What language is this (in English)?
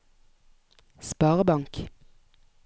Norwegian